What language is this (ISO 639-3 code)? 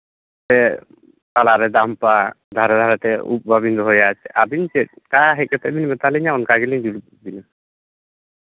sat